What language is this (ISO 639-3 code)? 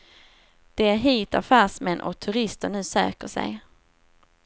swe